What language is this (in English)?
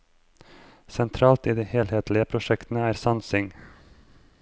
Norwegian